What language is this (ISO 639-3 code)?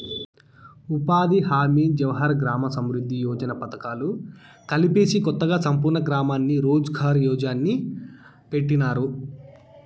tel